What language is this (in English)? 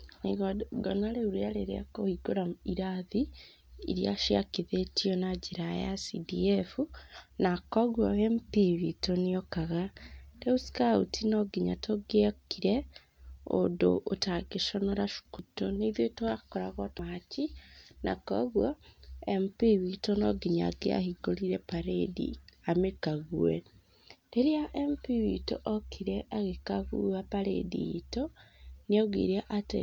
Kikuyu